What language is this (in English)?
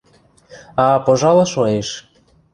Western Mari